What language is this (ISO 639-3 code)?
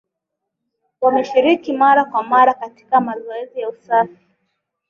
swa